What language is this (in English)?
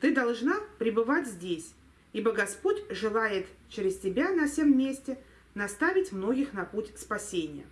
Russian